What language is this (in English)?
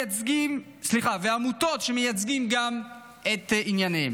Hebrew